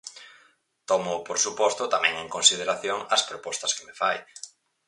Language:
Galician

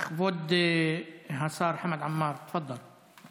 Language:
Hebrew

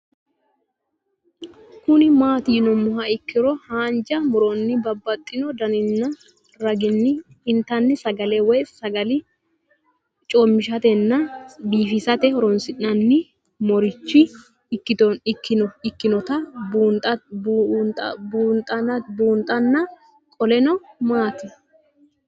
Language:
Sidamo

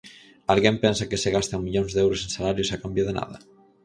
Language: Galician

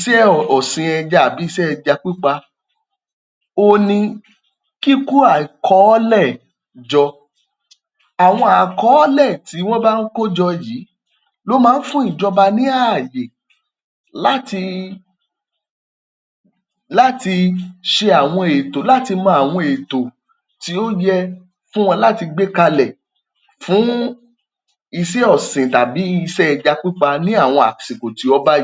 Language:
Yoruba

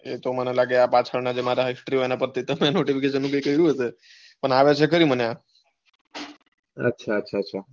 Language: Gujarati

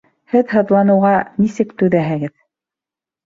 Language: Bashkir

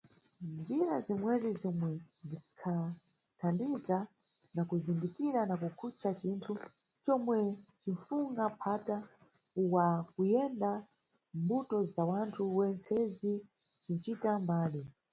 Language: Nyungwe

